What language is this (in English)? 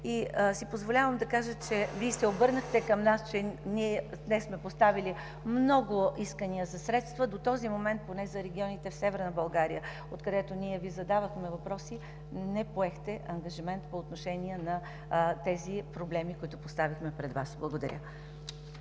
Bulgarian